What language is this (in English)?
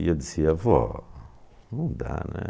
Portuguese